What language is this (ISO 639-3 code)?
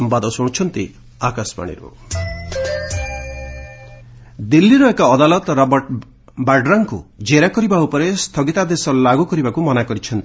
ori